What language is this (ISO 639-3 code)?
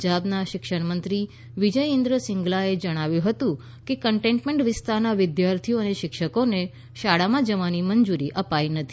guj